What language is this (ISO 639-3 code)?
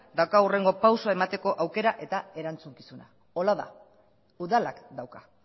eus